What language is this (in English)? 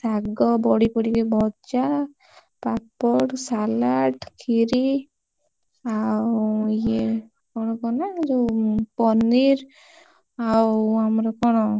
Odia